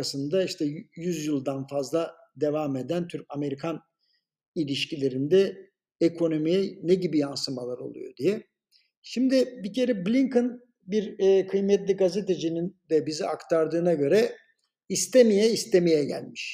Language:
Turkish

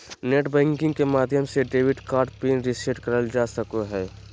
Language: Magahi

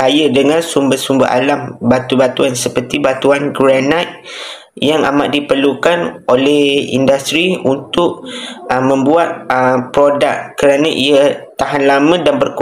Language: Malay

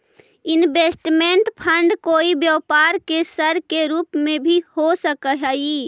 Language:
Magahi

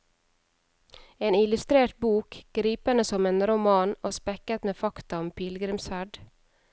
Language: Norwegian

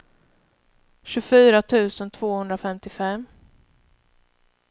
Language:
Swedish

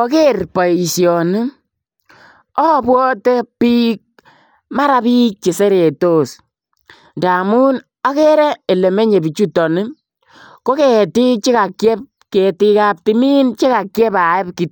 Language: Kalenjin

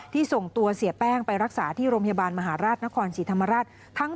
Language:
Thai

